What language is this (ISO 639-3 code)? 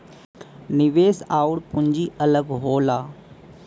bho